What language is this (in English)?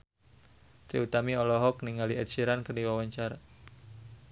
Sundanese